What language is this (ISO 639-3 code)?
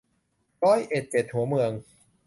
tha